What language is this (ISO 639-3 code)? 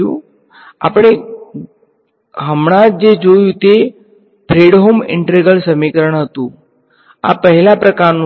guj